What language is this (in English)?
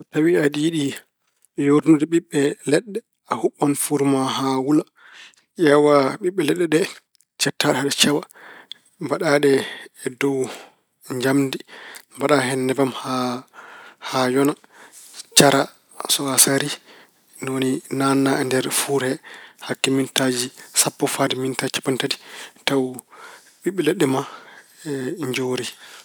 Fula